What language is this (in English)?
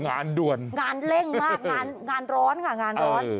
Thai